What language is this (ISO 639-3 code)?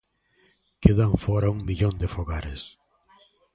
glg